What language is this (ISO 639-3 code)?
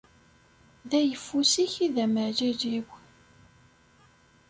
kab